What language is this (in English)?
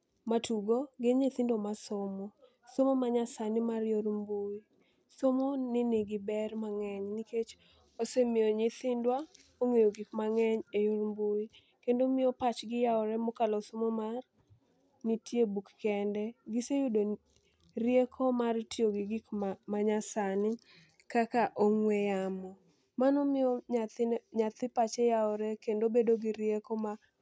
Luo (Kenya and Tanzania)